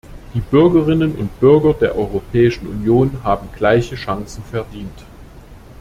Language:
German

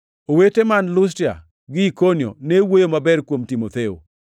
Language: Luo (Kenya and Tanzania)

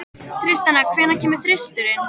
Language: Icelandic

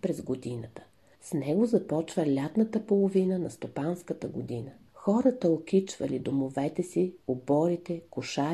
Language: Bulgarian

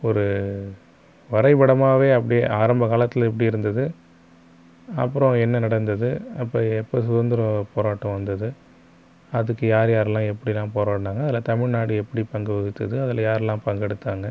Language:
Tamil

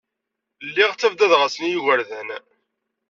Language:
Kabyle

